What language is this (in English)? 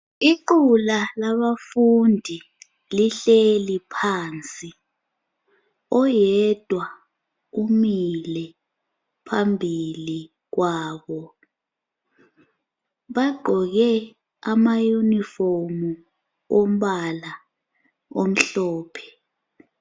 North Ndebele